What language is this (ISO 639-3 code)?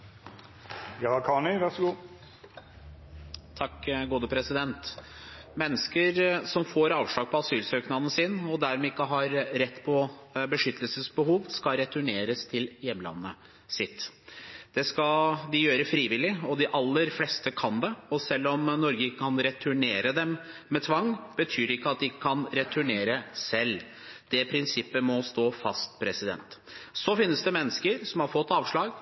nob